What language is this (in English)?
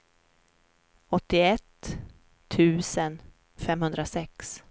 Swedish